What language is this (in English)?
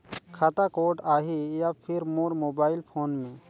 Chhattisgarhi